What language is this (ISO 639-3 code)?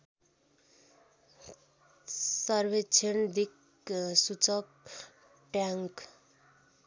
nep